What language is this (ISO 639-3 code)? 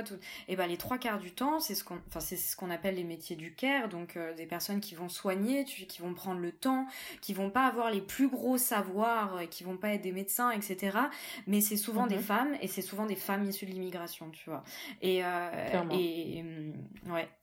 fra